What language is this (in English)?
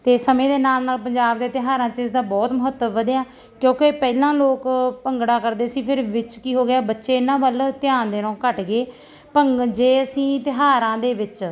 Punjabi